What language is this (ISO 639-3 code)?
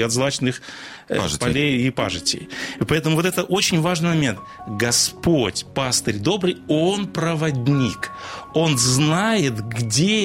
rus